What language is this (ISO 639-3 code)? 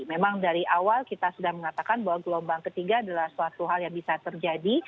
ind